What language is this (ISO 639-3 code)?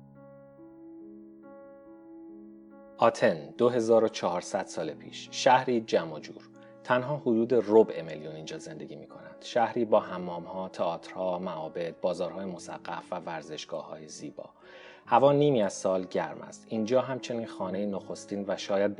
fas